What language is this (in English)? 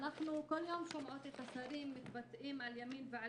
Hebrew